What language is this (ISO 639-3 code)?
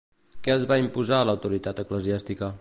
cat